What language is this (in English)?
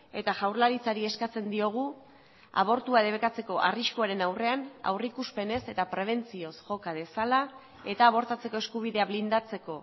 Basque